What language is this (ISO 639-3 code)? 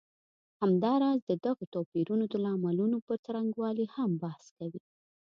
pus